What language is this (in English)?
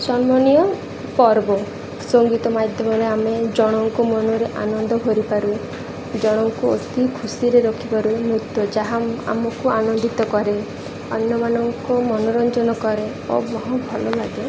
Odia